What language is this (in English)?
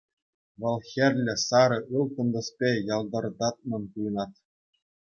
Chuvash